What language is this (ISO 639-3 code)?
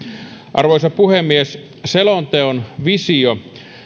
fin